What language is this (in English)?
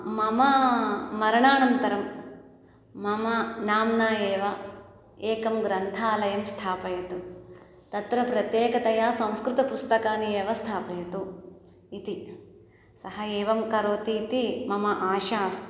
Sanskrit